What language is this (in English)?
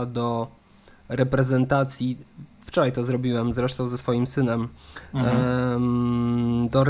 Polish